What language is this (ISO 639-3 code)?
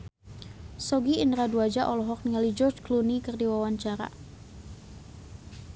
sun